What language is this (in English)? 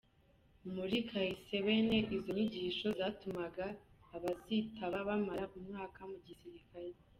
Kinyarwanda